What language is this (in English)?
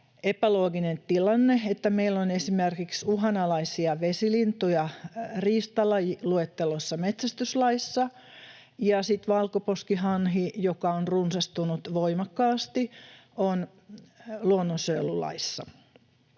Finnish